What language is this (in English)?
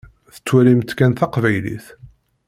Kabyle